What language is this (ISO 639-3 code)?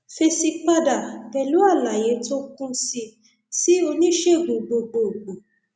yor